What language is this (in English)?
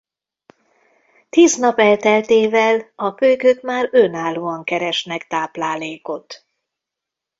Hungarian